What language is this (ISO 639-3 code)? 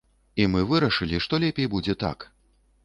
bel